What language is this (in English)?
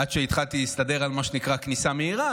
Hebrew